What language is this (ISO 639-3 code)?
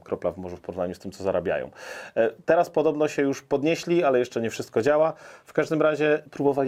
pol